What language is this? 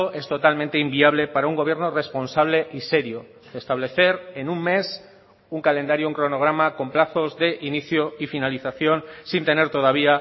Spanish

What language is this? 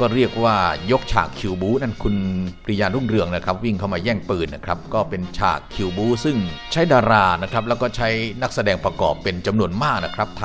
Thai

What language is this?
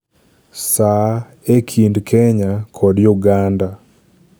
Luo (Kenya and Tanzania)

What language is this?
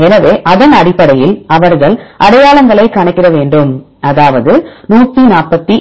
Tamil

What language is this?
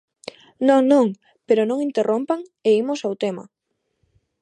Galician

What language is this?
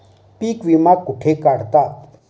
Marathi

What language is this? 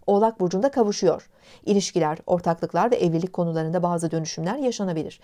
Turkish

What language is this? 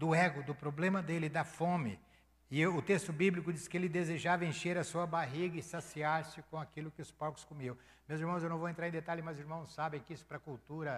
Portuguese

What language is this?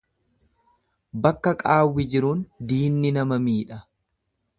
Oromo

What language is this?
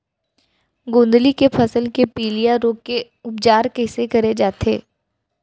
Chhattisgarhi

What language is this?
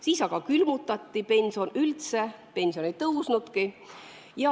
Estonian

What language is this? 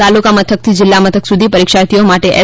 Gujarati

